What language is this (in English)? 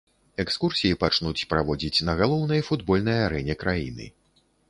Belarusian